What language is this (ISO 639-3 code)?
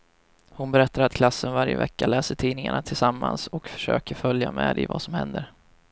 swe